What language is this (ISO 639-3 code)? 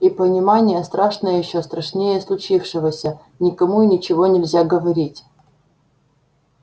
rus